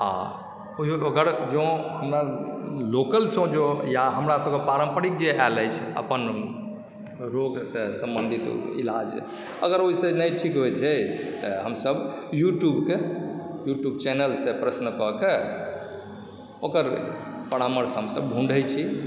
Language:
Maithili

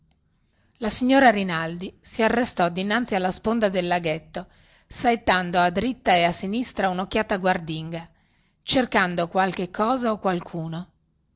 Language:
Italian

